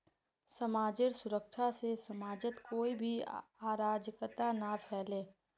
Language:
Magahi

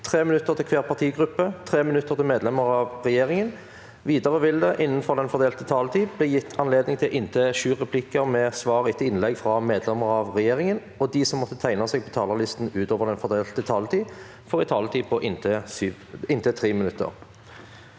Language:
Norwegian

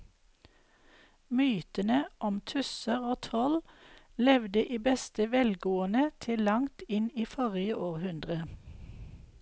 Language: Norwegian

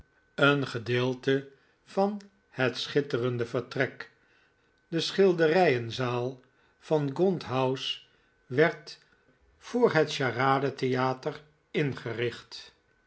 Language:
Dutch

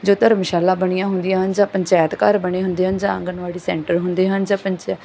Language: Punjabi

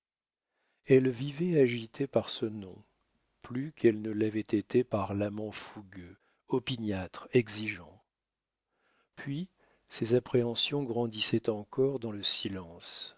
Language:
French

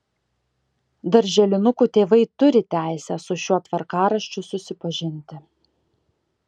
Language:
Lithuanian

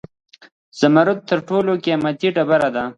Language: Pashto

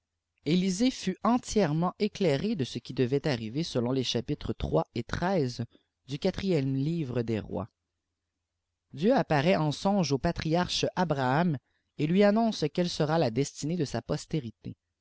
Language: French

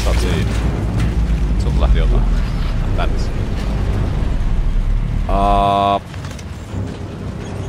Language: Finnish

